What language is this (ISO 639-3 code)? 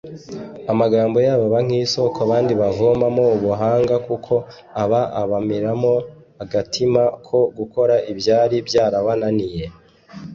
kin